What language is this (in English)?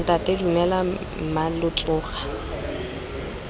Tswana